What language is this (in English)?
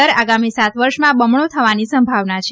Gujarati